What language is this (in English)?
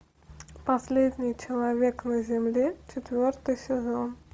Russian